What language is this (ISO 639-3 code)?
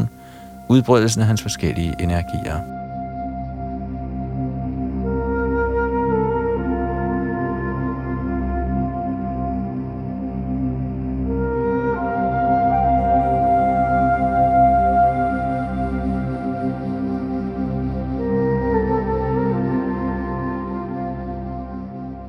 dan